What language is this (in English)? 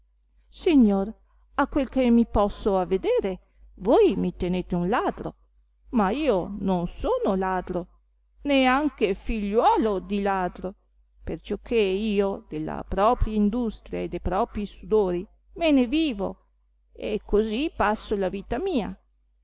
Italian